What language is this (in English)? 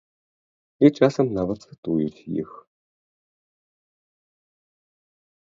Belarusian